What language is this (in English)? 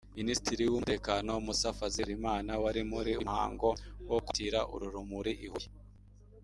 Kinyarwanda